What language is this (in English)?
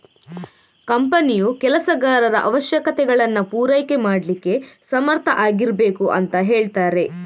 Kannada